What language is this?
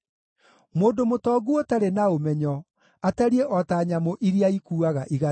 Kikuyu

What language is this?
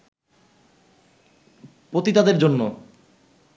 Bangla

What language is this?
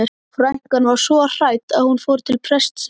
Icelandic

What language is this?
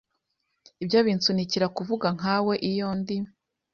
Kinyarwanda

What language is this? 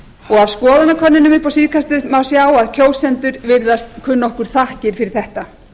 Icelandic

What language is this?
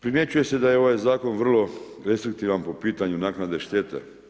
Croatian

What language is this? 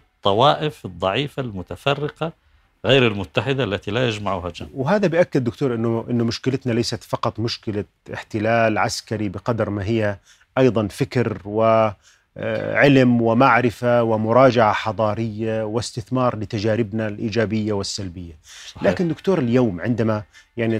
Arabic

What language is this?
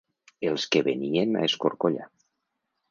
Catalan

